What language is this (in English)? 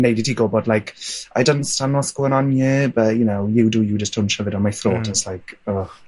Welsh